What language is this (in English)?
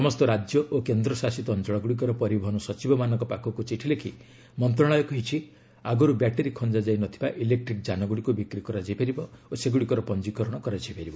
Odia